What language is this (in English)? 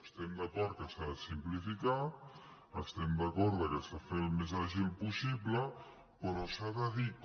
Catalan